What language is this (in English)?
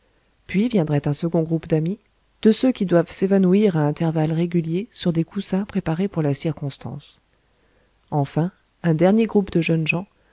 French